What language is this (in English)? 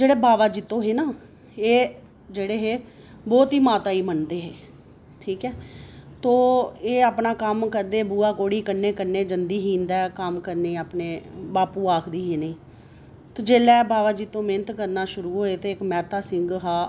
Dogri